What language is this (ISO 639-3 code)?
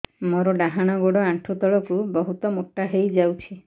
ori